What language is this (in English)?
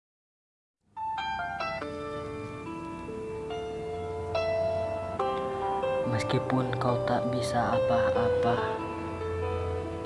Indonesian